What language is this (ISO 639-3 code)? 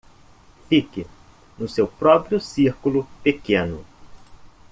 por